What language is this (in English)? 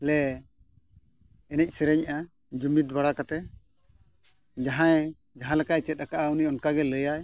Santali